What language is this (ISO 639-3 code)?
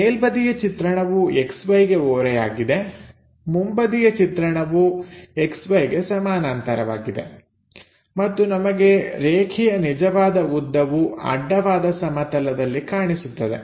kan